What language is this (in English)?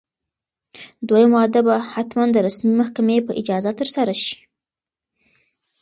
Pashto